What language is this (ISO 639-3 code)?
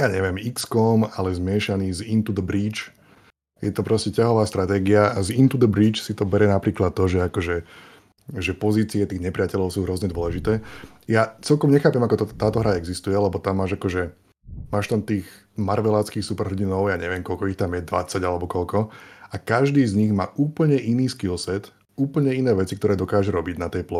slk